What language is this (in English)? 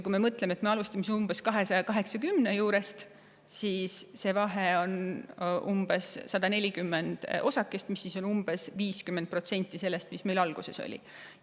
Estonian